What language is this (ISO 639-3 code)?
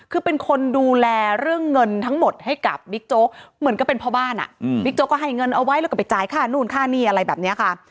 tha